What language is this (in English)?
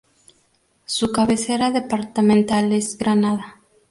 Spanish